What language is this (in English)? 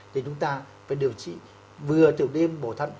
Vietnamese